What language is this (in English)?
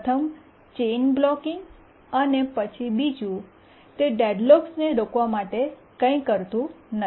Gujarati